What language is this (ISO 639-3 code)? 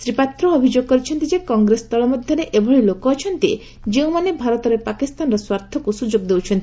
ori